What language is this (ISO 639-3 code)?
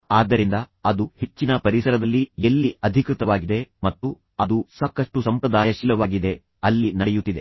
kan